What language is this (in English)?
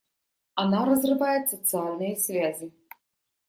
Russian